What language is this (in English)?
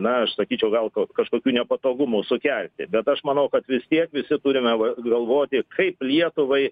Lithuanian